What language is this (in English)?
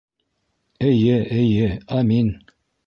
Bashkir